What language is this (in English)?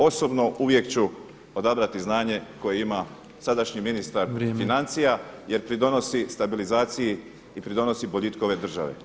Croatian